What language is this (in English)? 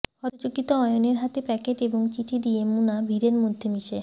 Bangla